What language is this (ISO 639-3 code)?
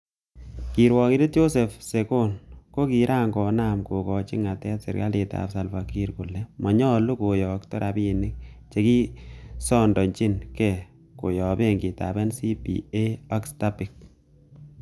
kln